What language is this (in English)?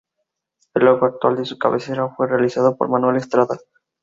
Spanish